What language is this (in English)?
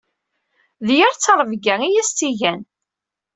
Kabyle